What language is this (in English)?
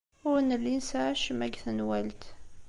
Kabyle